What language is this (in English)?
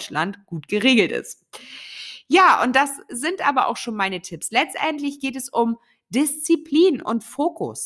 German